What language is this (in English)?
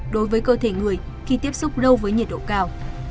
Vietnamese